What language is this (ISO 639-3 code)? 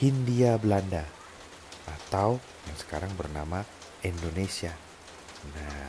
ind